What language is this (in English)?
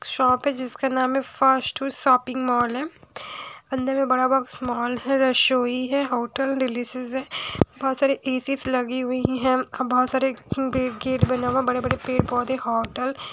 Hindi